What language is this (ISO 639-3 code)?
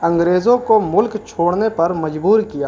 urd